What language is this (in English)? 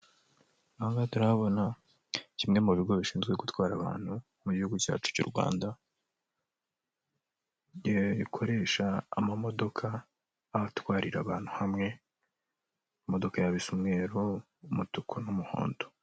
Kinyarwanda